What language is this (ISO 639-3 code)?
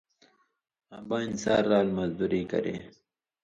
mvy